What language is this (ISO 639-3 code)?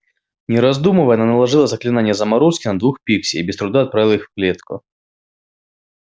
rus